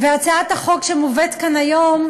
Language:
Hebrew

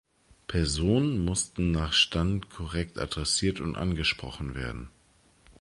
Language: German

